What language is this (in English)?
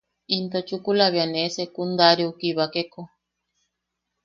Yaqui